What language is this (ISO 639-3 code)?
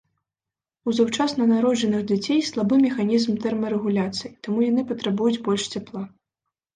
bel